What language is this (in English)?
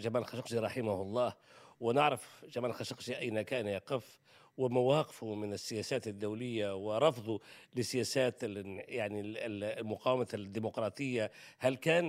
Arabic